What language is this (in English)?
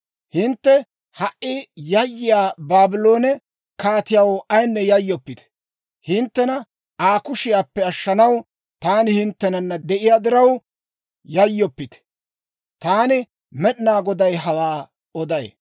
Dawro